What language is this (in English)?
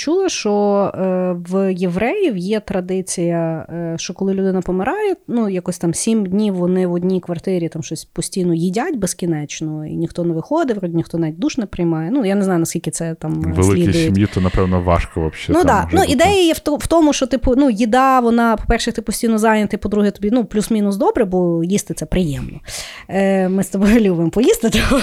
Ukrainian